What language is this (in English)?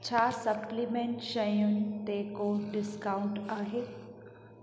Sindhi